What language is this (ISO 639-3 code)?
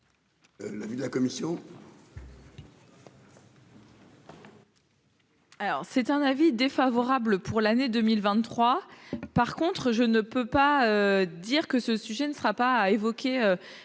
fra